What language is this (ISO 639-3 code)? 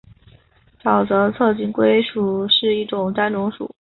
zho